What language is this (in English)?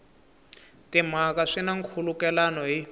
Tsonga